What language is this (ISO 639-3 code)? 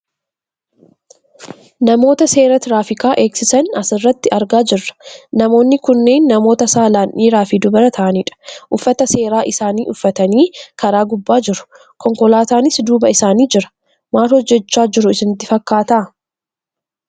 orm